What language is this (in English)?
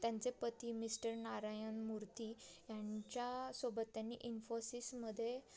Marathi